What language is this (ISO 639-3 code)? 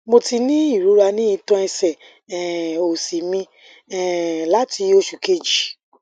yor